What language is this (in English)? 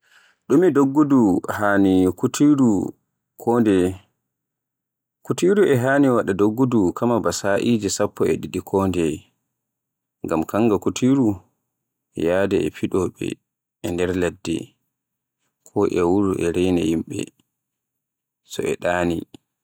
Borgu Fulfulde